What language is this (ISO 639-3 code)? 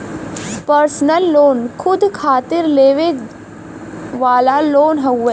bho